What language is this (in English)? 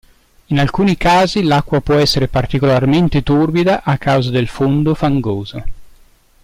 Italian